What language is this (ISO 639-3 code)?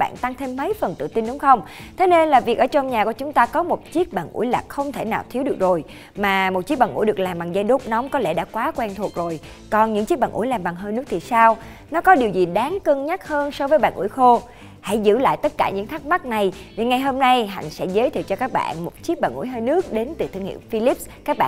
vie